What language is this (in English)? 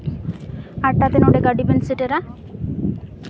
Santali